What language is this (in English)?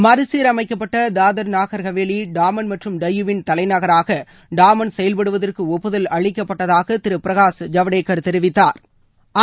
Tamil